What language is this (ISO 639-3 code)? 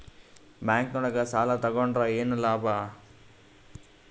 kan